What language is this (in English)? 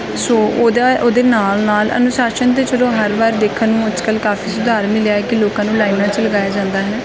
Punjabi